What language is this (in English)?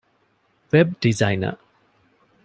Divehi